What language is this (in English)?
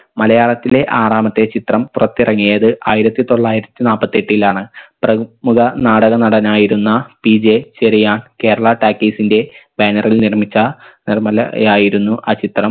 Malayalam